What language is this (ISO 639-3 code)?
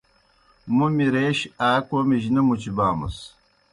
plk